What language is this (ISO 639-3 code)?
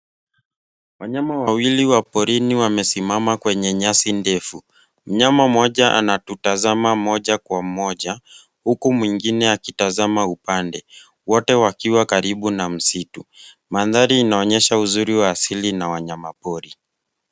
swa